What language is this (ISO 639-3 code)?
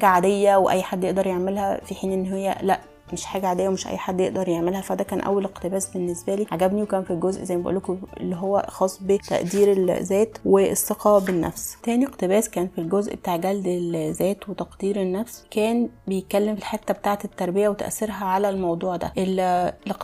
ara